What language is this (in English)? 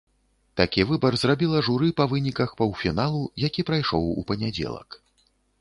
Belarusian